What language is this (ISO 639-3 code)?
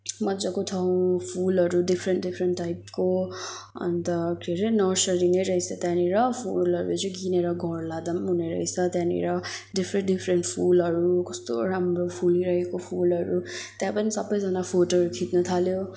nep